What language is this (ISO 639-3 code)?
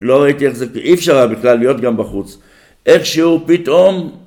heb